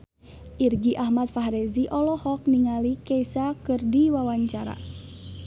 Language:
Sundanese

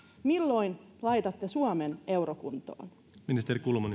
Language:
Finnish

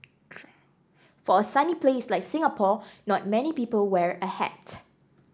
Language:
English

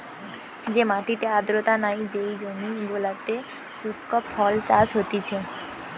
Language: Bangla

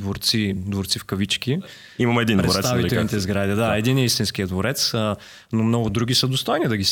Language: Bulgarian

